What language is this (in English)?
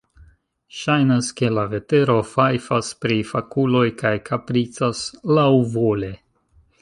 Esperanto